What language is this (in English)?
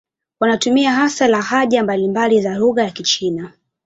Swahili